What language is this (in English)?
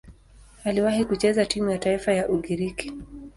Swahili